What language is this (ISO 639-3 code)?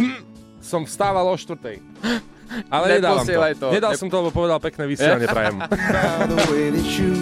slk